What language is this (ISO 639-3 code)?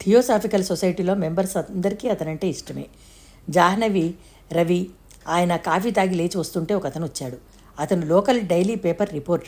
tel